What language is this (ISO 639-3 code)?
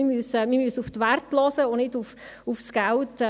gsw